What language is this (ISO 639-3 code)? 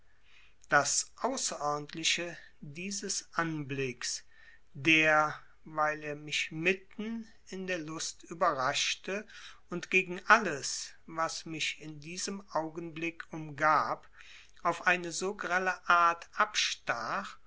deu